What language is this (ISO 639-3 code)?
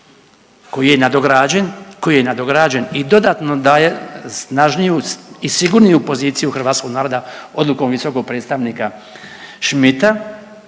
hrv